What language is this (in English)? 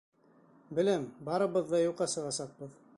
Bashkir